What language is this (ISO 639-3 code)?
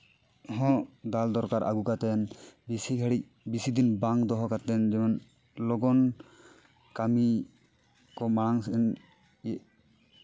sat